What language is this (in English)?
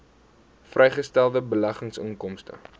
Afrikaans